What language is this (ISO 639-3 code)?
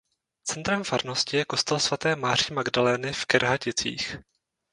ces